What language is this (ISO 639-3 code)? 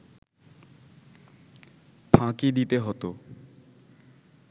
ben